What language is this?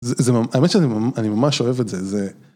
Hebrew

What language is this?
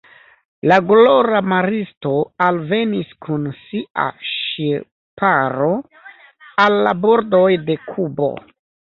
Esperanto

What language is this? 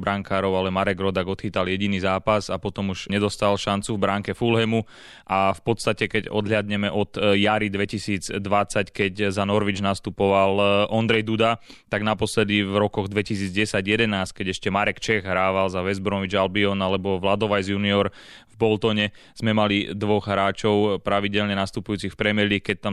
Slovak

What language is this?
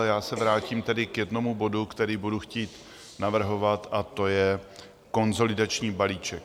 Czech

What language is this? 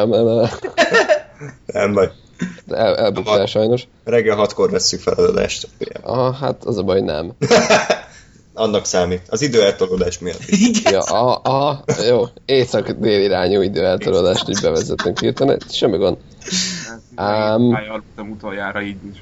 Hungarian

